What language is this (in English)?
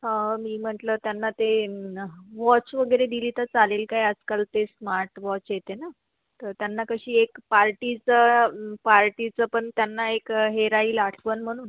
Marathi